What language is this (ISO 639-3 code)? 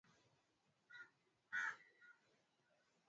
swa